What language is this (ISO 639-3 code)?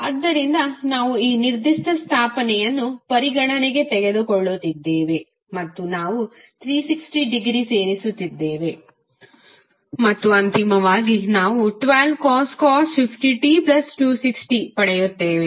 kan